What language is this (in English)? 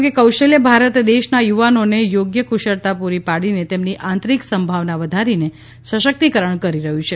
Gujarati